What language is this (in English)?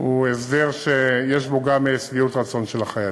Hebrew